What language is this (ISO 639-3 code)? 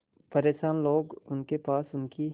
hin